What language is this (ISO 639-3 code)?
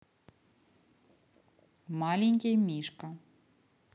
rus